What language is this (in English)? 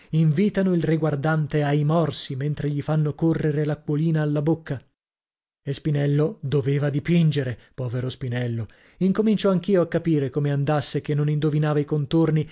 Italian